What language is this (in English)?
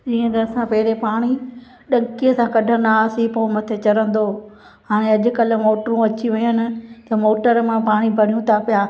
Sindhi